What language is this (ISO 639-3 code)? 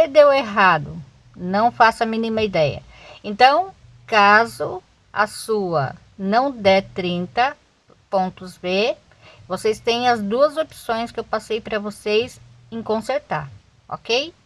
por